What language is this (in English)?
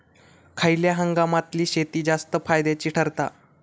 Marathi